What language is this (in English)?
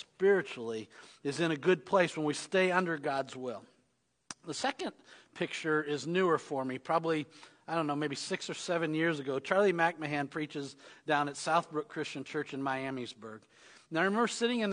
English